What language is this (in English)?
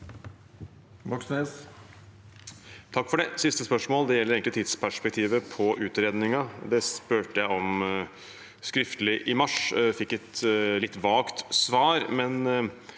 Norwegian